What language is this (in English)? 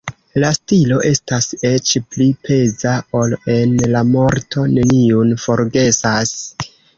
Esperanto